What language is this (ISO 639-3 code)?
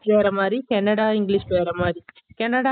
tam